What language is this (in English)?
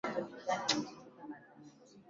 Swahili